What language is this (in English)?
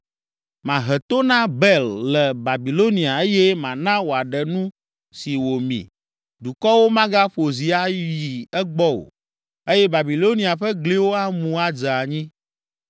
Ewe